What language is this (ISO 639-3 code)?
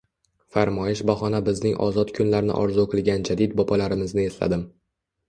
uzb